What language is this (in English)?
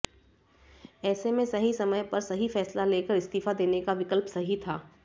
Hindi